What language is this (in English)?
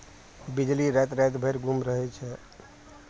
Maithili